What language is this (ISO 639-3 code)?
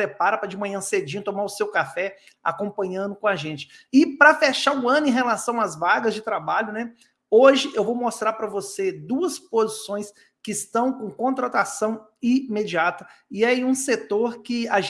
por